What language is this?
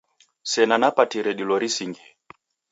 Taita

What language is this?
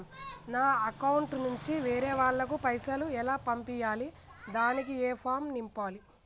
Telugu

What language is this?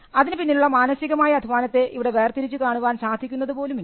Malayalam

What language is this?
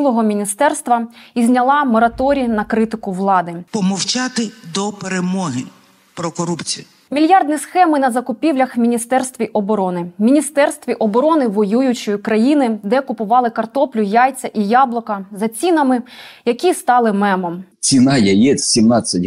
Ukrainian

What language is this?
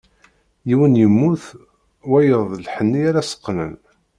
Kabyle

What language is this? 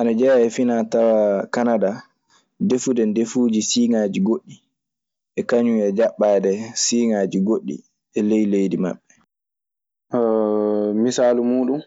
Maasina Fulfulde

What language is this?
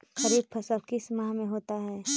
Magahi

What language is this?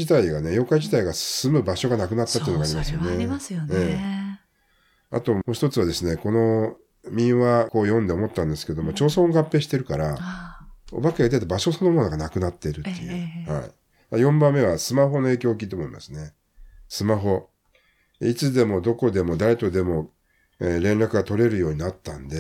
Japanese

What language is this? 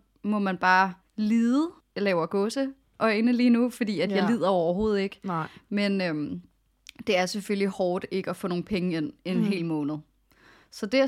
Danish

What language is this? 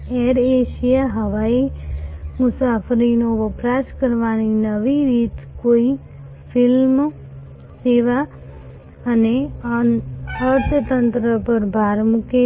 Gujarati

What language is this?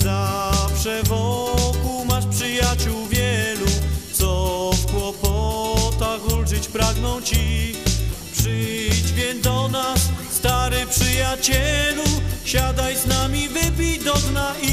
Polish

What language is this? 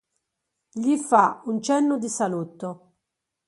Italian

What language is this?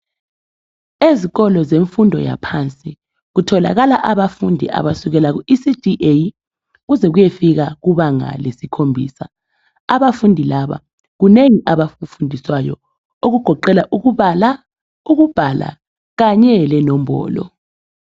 North Ndebele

